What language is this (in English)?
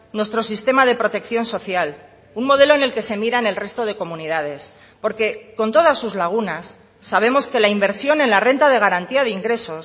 Spanish